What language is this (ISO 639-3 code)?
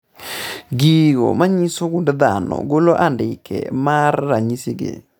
luo